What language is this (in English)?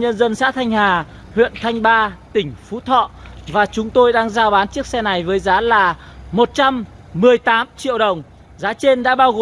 Vietnamese